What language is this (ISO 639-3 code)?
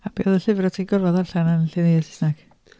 cym